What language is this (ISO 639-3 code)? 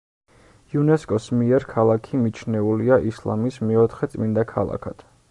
kat